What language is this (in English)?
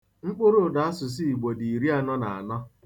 Igbo